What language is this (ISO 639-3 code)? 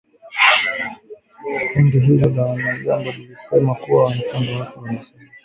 swa